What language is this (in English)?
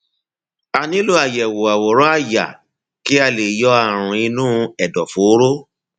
Yoruba